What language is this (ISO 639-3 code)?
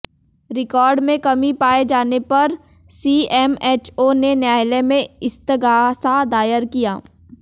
hin